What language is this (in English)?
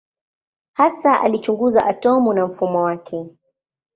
Swahili